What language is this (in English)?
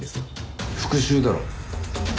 Japanese